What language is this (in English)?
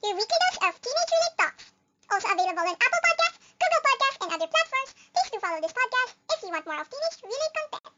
Filipino